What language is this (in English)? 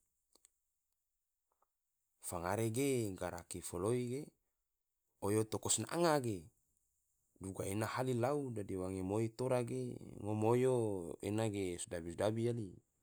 Tidore